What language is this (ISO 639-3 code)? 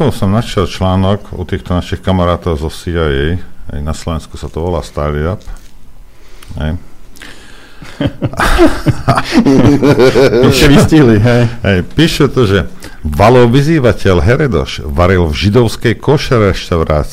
slk